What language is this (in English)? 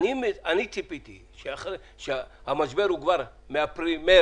Hebrew